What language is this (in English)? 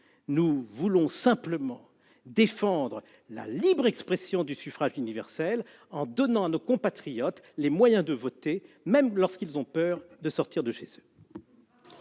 French